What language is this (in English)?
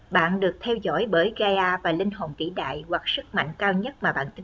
Vietnamese